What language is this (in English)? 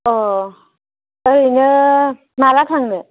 Bodo